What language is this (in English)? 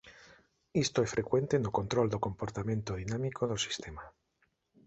Galician